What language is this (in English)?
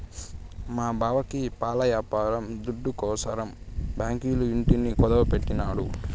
Telugu